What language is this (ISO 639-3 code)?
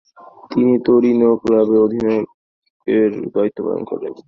ben